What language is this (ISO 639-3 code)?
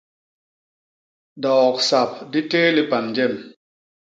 bas